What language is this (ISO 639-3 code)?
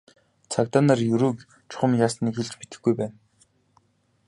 mon